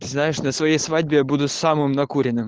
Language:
Russian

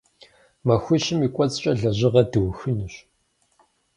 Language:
Kabardian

